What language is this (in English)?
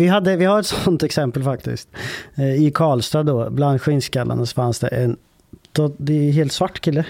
Swedish